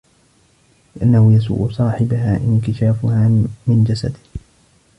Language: Arabic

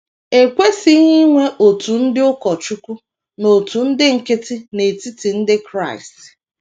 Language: Igbo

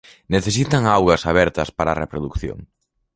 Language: Galician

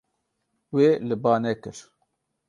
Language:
Kurdish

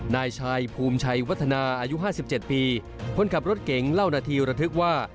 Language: Thai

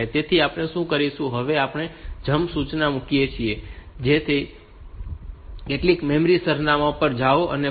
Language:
Gujarati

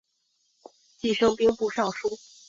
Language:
Chinese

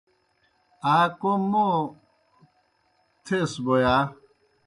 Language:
Kohistani Shina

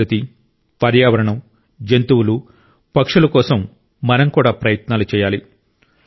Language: Telugu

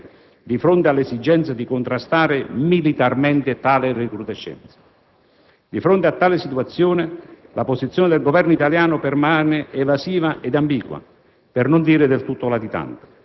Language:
Italian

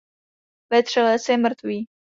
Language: Czech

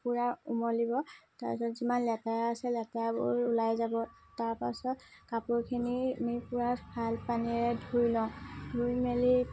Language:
Assamese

